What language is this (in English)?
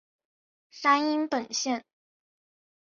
Chinese